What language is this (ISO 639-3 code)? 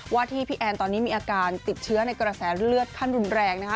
tha